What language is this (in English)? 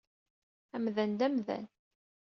Kabyle